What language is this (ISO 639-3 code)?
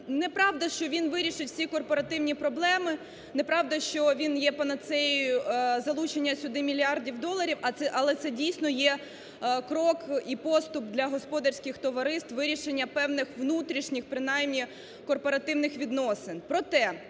ukr